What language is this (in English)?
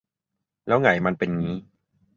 Thai